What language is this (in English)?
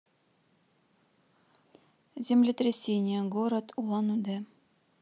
Russian